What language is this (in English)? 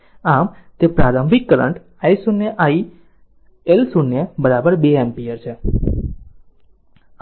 Gujarati